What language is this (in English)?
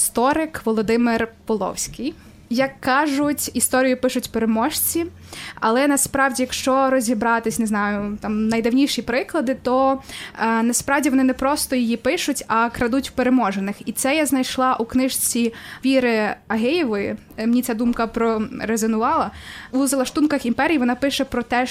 Ukrainian